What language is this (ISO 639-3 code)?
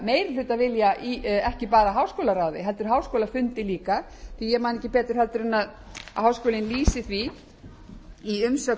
isl